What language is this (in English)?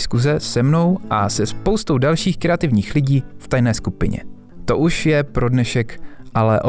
Czech